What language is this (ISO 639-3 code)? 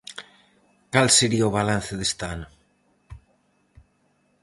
glg